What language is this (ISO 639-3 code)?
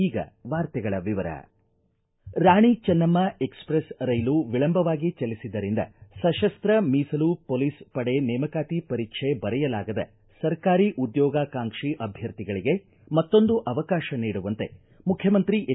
kan